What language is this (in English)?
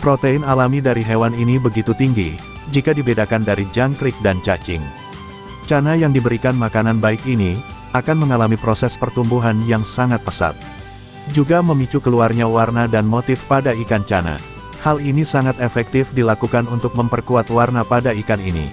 Indonesian